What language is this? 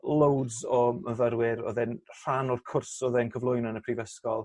Welsh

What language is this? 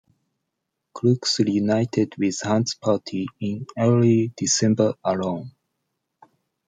English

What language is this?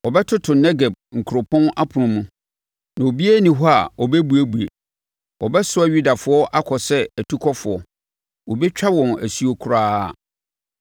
Akan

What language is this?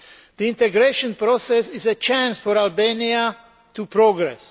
English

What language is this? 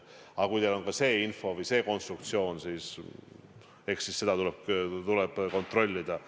Estonian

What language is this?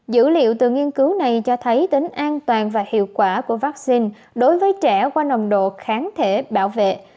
Vietnamese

